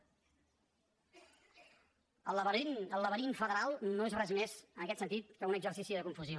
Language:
Catalan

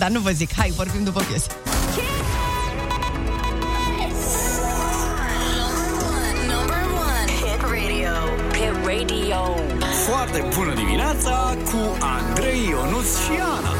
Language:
Romanian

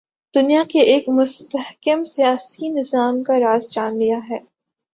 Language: Urdu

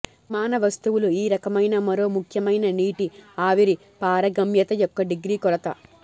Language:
Telugu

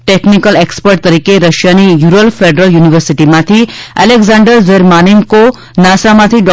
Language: Gujarati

